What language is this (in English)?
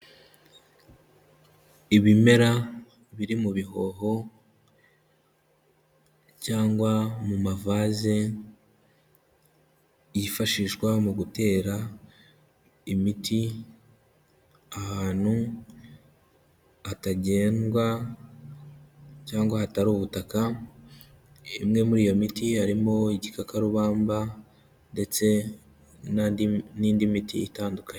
Kinyarwanda